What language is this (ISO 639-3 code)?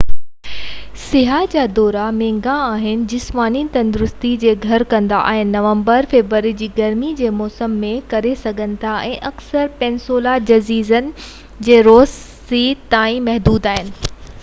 snd